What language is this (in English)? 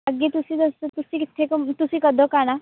Punjabi